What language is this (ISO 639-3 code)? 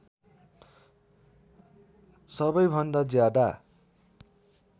nep